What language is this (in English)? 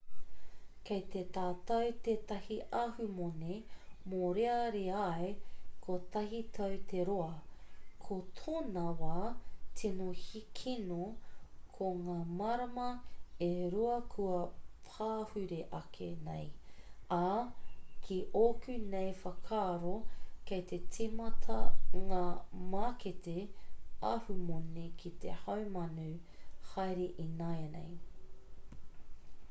Māori